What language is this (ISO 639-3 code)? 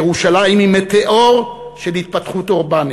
heb